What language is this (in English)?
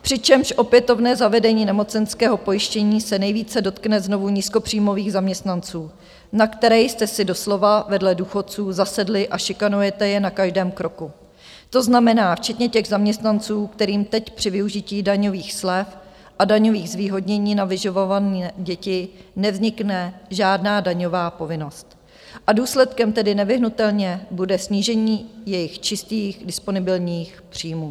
Czech